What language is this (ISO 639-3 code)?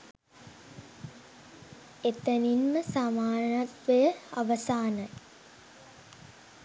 sin